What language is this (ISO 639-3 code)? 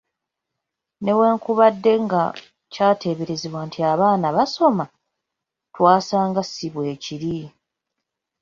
lug